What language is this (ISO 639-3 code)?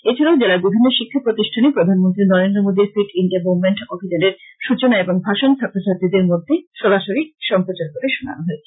ben